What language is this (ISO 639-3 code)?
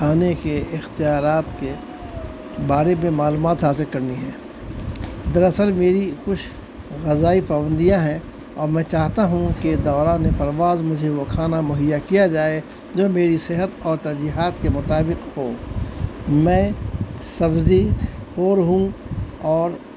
urd